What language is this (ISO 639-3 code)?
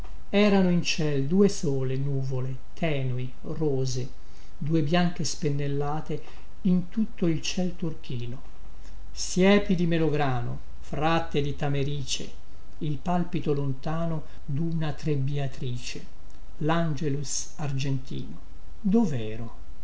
ita